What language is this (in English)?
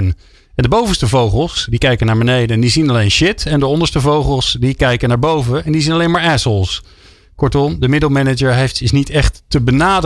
Dutch